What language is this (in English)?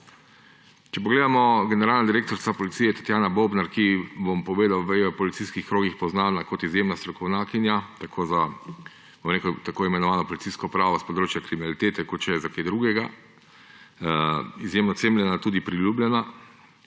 Slovenian